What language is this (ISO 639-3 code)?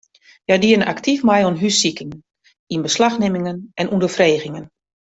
fry